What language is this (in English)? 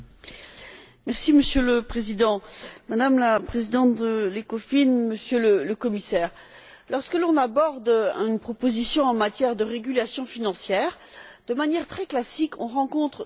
French